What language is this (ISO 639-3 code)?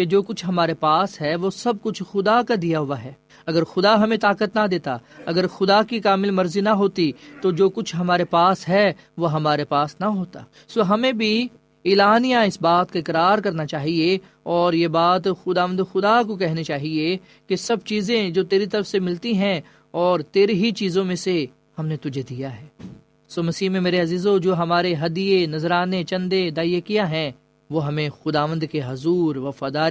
urd